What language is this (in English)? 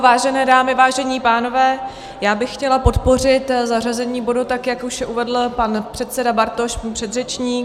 Czech